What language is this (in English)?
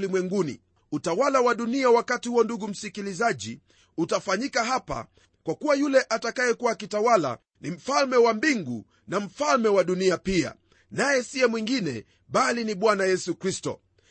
Swahili